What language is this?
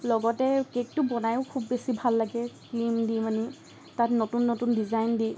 Assamese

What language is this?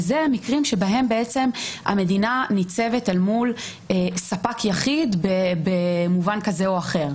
Hebrew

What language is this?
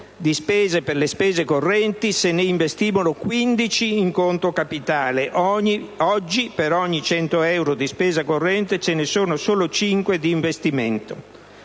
Italian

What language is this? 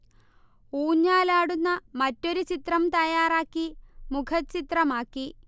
Malayalam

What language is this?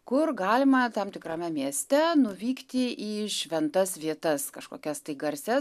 Lithuanian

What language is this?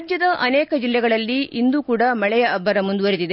Kannada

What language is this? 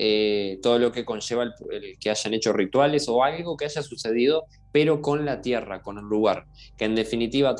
Spanish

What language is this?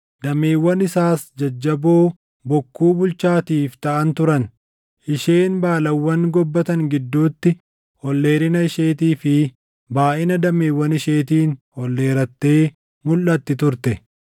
Oromo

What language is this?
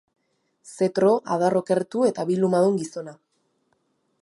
Basque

